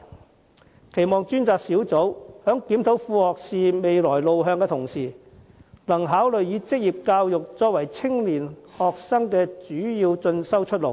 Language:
Cantonese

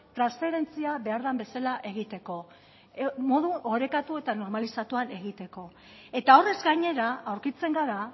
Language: Basque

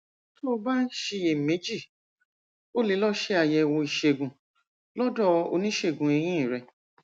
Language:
Yoruba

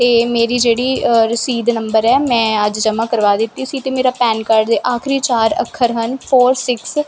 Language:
Punjabi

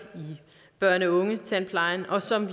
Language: Danish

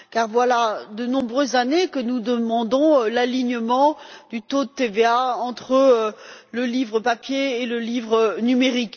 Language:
French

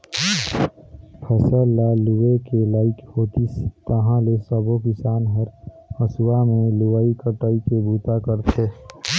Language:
Chhattisgarhi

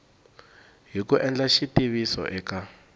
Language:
Tsonga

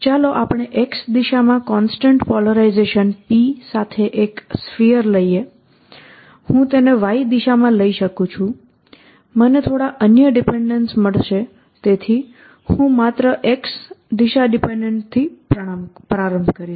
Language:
Gujarati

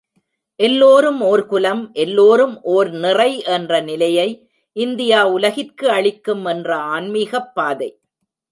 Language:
Tamil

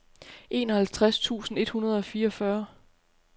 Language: Danish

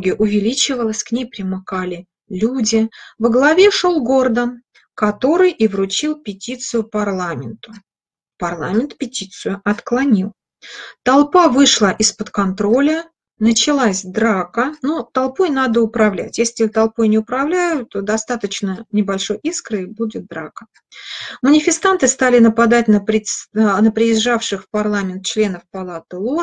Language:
Russian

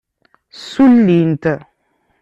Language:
Kabyle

